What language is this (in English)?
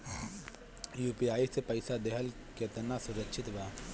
Bhojpuri